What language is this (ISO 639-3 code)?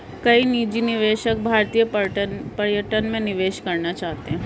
hin